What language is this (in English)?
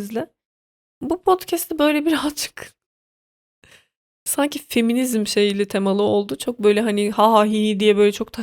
Turkish